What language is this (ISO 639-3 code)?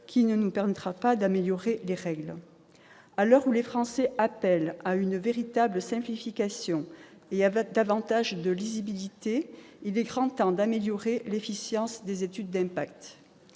fra